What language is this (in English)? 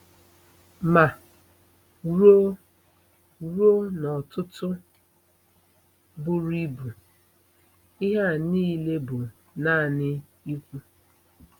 Igbo